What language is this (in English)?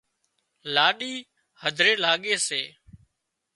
Wadiyara Koli